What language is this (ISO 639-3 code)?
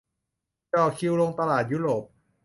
tha